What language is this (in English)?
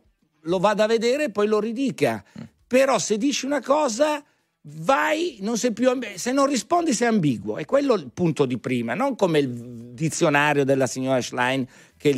Italian